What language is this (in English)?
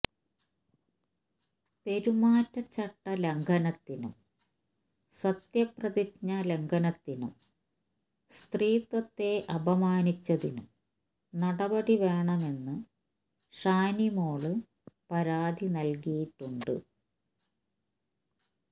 Malayalam